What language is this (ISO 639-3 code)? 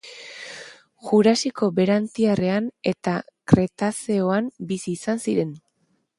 eus